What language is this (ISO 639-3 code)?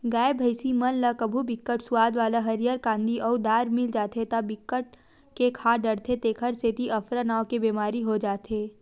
hne